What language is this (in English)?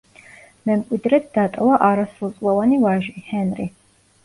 Georgian